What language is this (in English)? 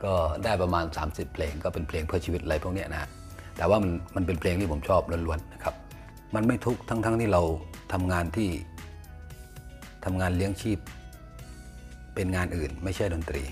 Thai